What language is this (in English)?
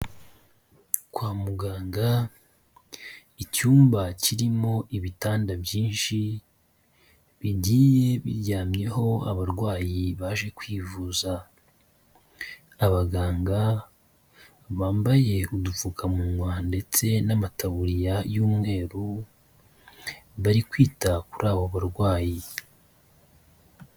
Kinyarwanda